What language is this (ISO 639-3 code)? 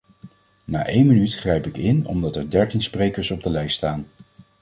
nld